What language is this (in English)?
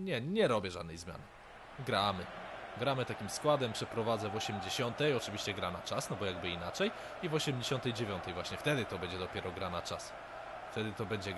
Polish